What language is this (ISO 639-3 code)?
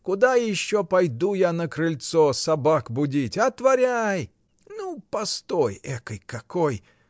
rus